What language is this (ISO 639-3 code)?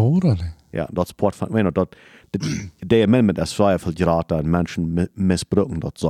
deu